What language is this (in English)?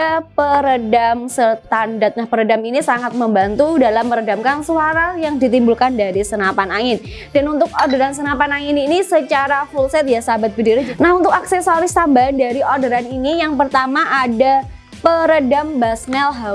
Indonesian